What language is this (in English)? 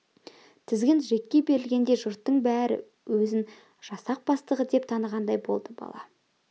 Kazakh